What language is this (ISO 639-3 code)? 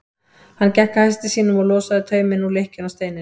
isl